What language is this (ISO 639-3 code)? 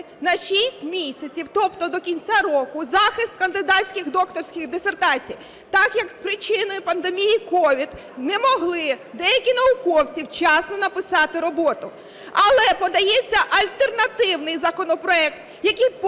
ukr